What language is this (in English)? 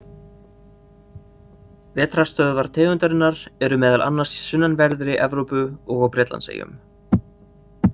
Icelandic